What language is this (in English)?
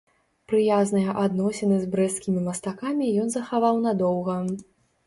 Belarusian